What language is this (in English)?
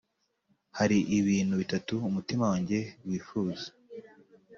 Kinyarwanda